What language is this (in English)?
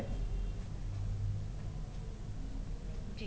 Punjabi